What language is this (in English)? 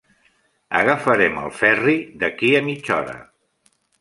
Catalan